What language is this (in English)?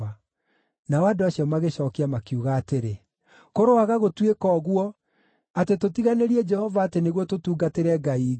Kikuyu